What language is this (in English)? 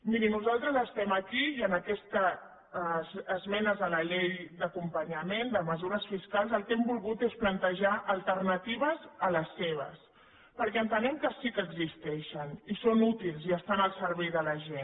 Catalan